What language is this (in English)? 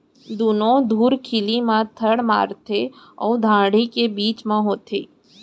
Chhattisgarhi